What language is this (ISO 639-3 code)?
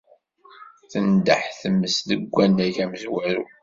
kab